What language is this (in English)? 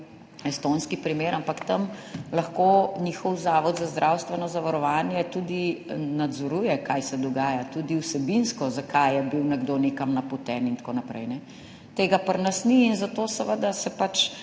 Slovenian